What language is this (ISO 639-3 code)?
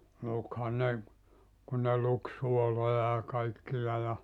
fin